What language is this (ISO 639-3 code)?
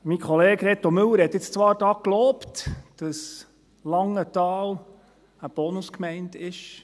gsw